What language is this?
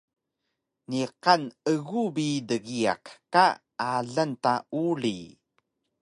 Taroko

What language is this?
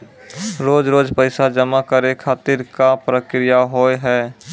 Maithili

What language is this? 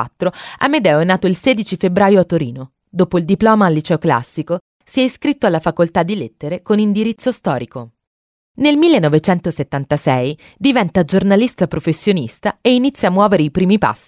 Italian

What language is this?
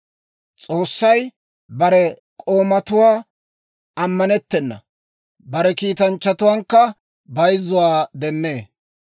Dawro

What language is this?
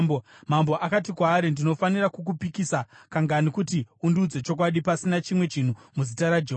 Shona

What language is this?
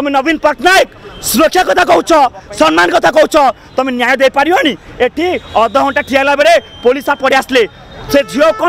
Thai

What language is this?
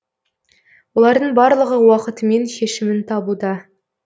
Kazakh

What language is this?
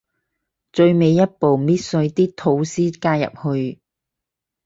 Cantonese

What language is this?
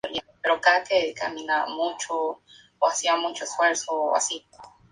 Spanish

